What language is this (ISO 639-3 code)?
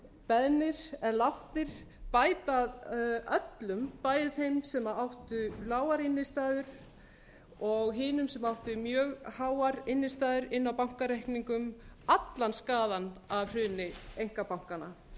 isl